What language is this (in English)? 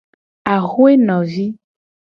Gen